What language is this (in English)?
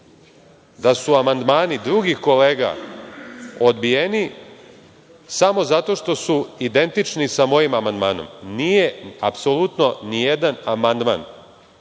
Serbian